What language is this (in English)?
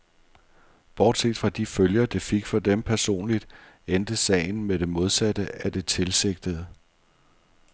Danish